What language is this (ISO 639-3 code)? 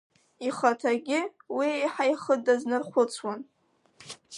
abk